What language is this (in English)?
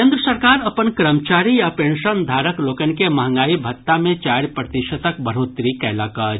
Maithili